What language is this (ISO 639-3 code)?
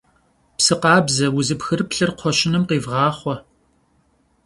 kbd